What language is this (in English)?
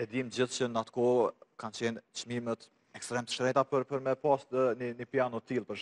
Romanian